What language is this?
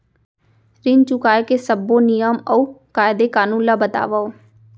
Chhattisgarhi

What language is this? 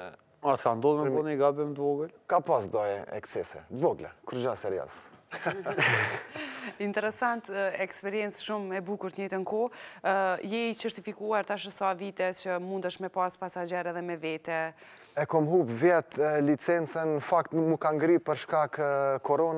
Romanian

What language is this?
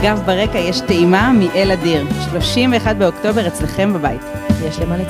Hebrew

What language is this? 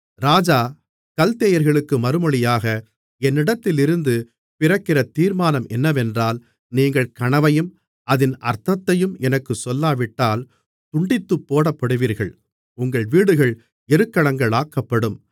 Tamil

